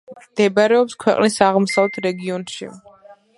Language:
Georgian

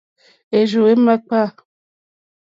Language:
Mokpwe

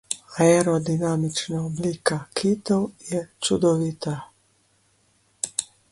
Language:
Slovenian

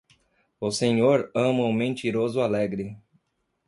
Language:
Portuguese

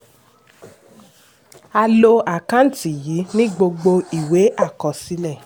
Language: Yoruba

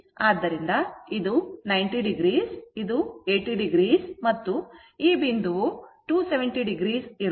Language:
Kannada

